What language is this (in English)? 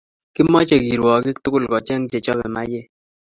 Kalenjin